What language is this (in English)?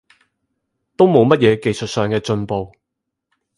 Cantonese